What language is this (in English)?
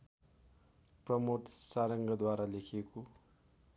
Nepali